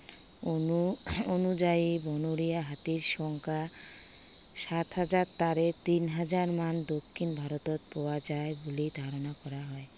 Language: Assamese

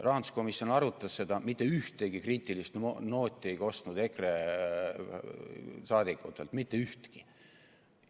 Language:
Estonian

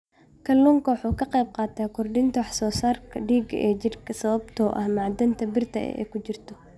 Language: Somali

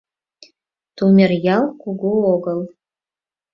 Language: Mari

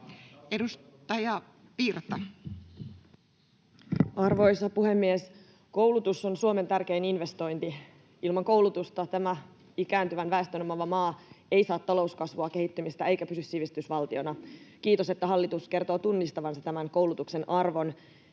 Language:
Finnish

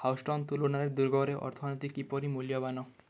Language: Odia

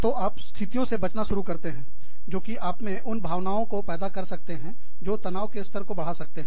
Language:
Hindi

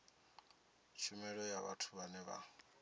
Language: Venda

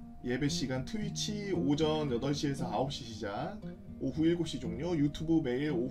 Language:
Korean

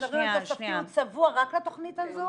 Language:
Hebrew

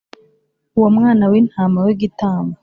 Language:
Kinyarwanda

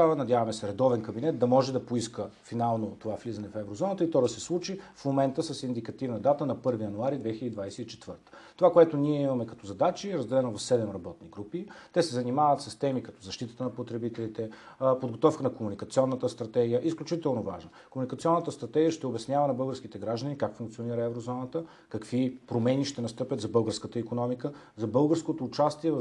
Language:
Bulgarian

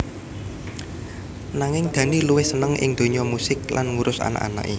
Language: Javanese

